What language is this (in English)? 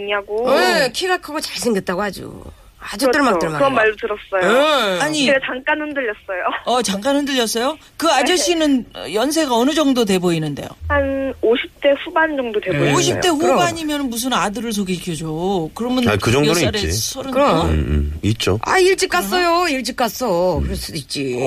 Korean